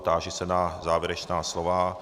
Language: Czech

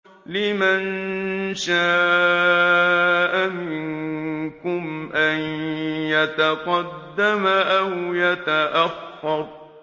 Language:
Arabic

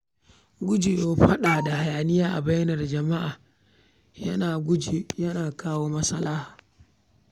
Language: Hausa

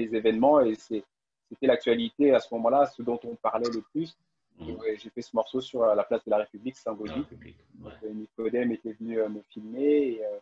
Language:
French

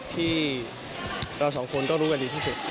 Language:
Thai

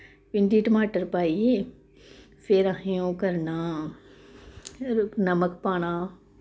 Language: Dogri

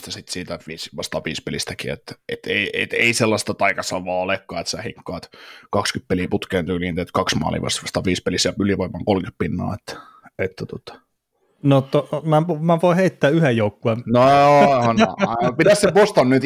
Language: Finnish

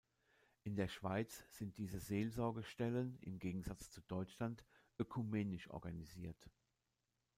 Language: German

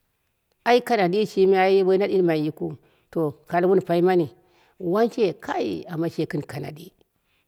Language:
Dera (Nigeria)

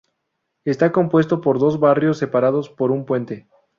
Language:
Spanish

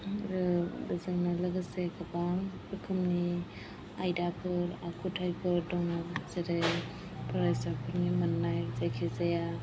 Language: Bodo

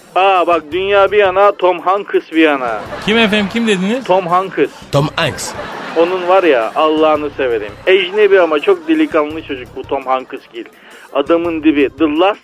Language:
Turkish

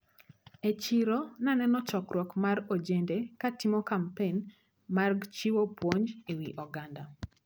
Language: Luo (Kenya and Tanzania)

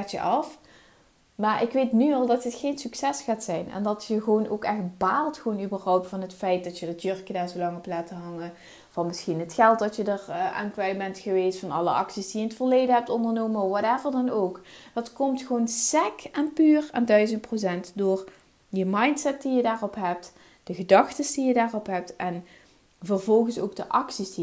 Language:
Dutch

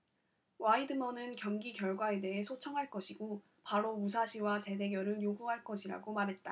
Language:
Korean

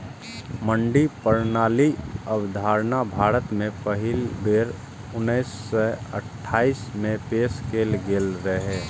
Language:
Maithili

